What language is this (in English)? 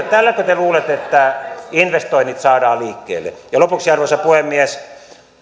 Finnish